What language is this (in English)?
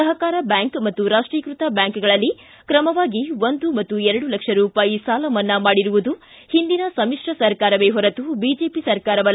Kannada